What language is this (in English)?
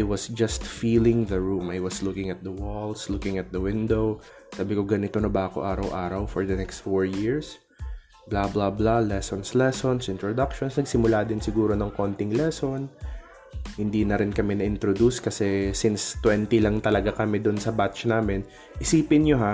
Filipino